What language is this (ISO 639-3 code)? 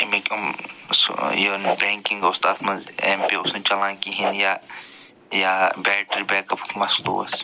kas